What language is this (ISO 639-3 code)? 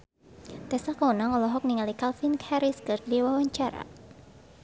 sun